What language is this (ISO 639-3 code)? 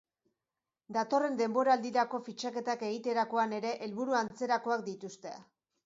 eus